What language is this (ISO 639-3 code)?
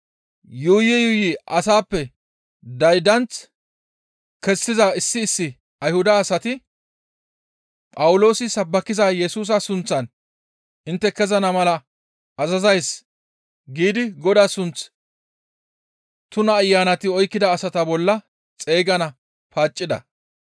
gmv